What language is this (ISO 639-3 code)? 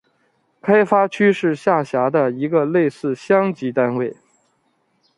zho